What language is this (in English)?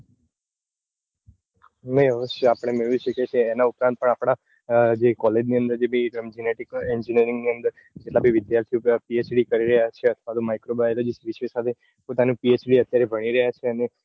Gujarati